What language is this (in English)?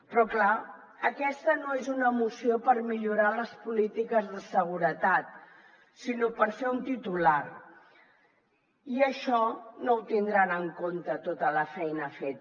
Catalan